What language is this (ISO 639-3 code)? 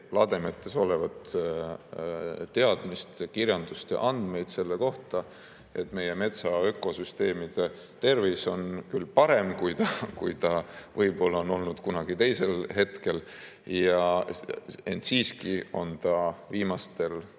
est